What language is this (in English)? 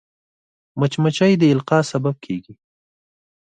Pashto